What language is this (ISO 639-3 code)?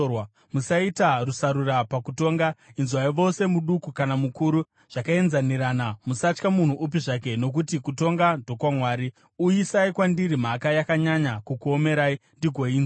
sna